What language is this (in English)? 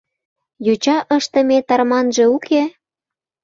Mari